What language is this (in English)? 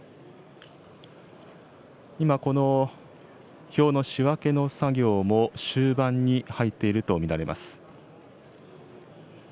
Japanese